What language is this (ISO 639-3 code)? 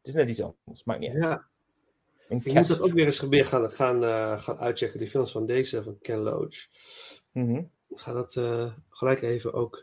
nld